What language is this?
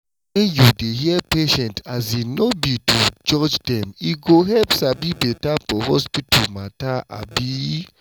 Nigerian Pidgin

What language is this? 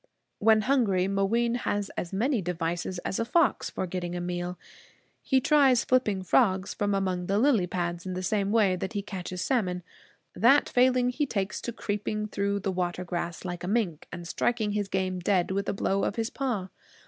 English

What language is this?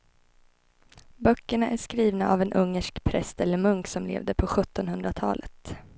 Swedish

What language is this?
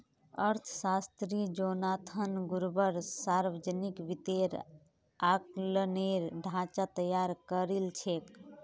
Magahi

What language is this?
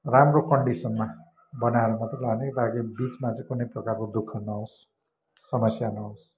Nepali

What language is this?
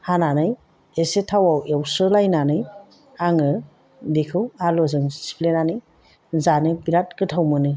Bodo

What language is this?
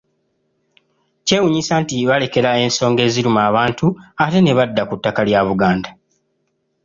Ganda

